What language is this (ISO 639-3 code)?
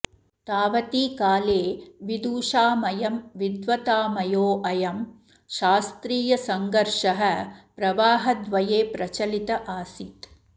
san